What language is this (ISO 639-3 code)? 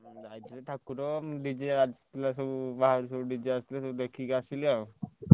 ori